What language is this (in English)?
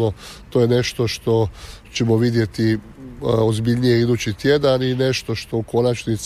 Croatian